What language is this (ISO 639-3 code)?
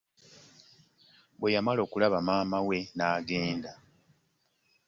lug